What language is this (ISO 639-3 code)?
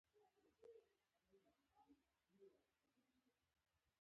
pus